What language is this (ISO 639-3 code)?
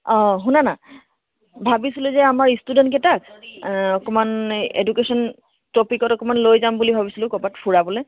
asm